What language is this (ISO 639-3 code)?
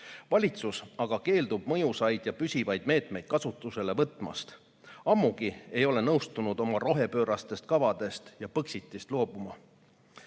est